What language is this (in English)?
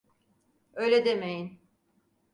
Turkish